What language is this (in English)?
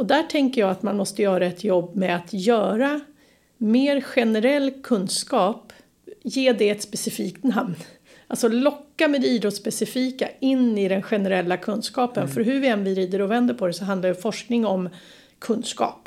Swedish